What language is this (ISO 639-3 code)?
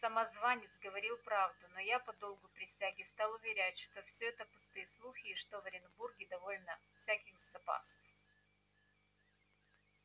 rus